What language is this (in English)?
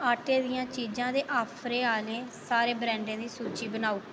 Dogri